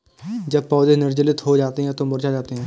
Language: Hindi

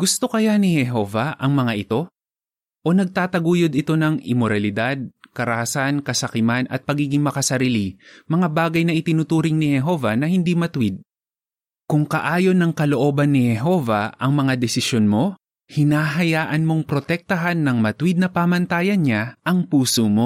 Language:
Filipino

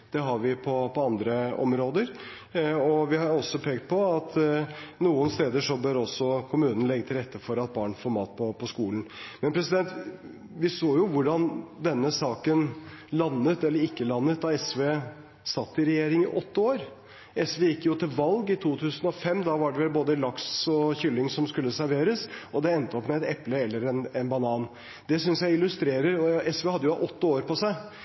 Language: Norwegian Bokmål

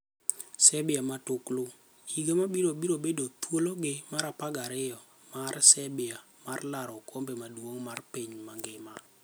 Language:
Luo (Kenya and Tanzania)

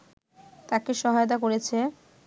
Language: Bangla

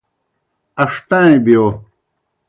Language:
Kohistani Shina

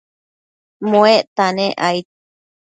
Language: Matsés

